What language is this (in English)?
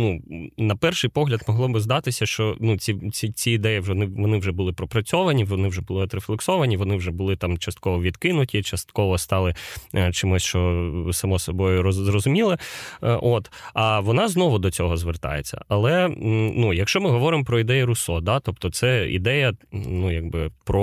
Ukrainian